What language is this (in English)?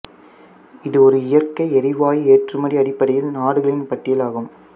Tamil